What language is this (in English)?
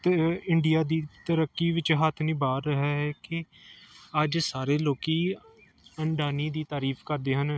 Punjabi